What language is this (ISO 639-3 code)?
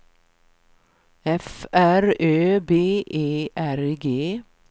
swe